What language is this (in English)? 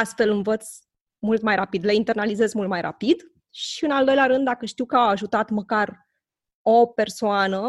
Romanian